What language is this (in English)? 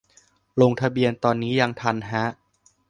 Thai